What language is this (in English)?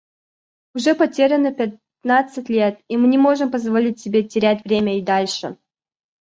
Russian